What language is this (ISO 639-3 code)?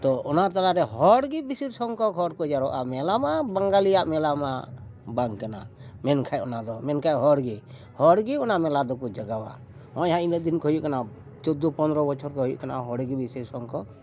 sat